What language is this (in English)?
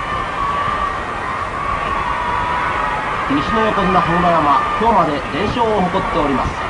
Japanese